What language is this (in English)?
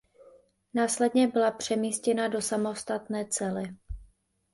Czech